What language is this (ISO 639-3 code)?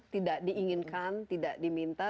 ind